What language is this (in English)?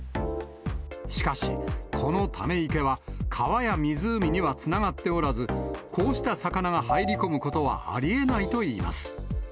Japanese